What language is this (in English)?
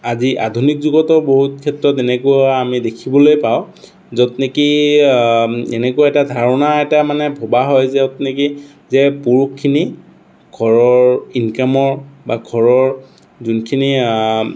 Assamese